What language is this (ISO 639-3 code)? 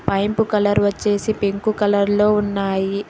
tel